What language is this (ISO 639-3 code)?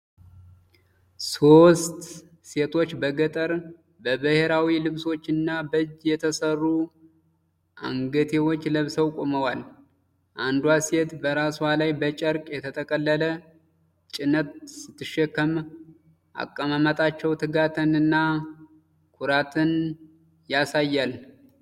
amh